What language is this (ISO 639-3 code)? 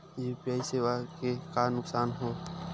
hne